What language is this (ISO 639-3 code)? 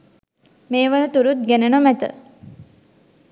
sin